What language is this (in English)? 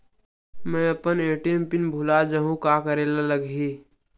Chhattisgarhi